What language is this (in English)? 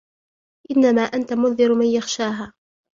Arabic